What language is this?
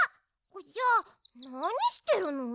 Japanese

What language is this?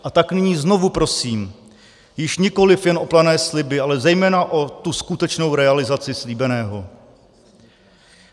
Czech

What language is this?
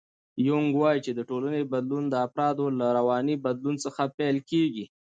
Pashto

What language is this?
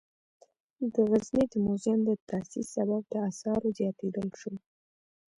Pashto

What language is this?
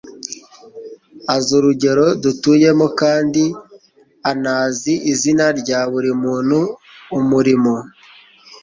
Kinyarwanda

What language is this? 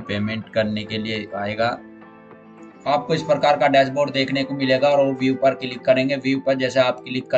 Hindi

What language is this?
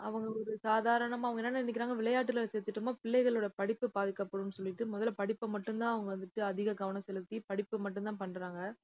Tamil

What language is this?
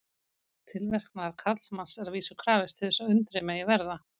Icelandic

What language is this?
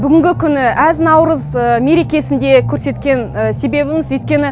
Kazakh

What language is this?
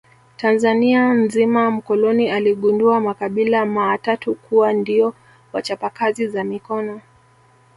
Swahili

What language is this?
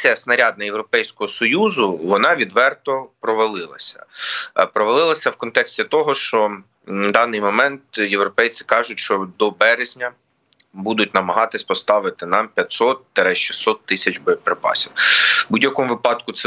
Ukrainian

